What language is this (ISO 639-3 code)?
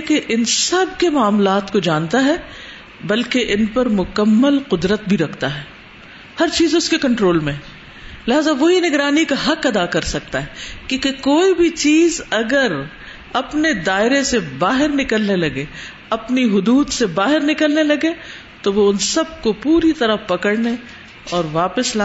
urd